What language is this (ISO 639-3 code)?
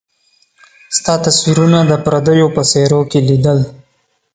pus